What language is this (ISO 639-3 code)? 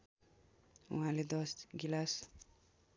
nep